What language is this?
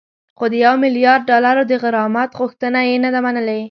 Pashto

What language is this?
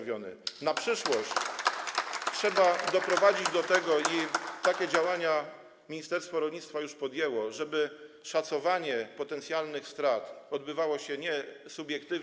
Polish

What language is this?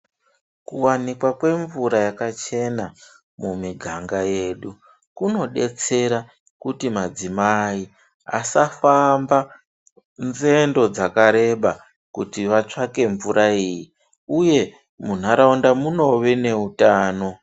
Ndau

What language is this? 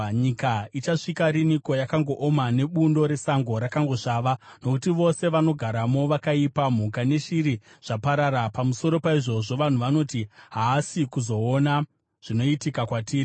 Shona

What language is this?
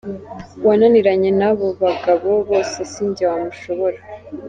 Kinyarwanda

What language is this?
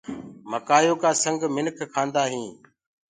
Gurgula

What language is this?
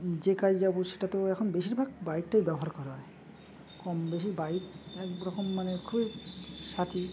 Bangla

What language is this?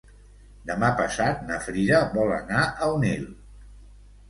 Catalan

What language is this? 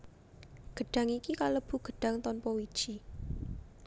Javanese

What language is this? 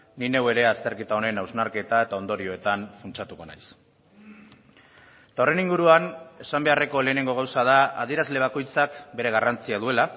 Basque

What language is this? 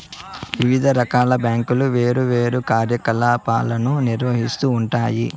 Telugu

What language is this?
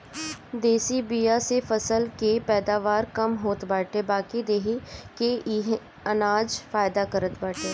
Bhojpuri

